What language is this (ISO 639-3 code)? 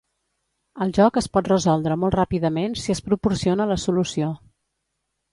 cat